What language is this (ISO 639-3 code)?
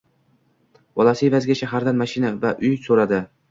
uzb